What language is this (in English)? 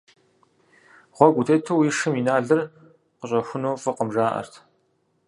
Kabardian